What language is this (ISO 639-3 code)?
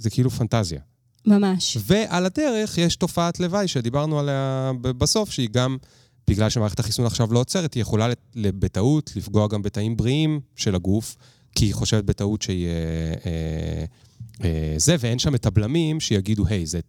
heb